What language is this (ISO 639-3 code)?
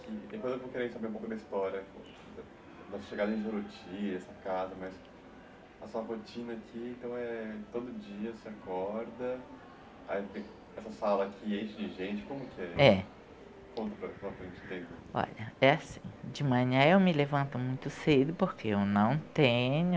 por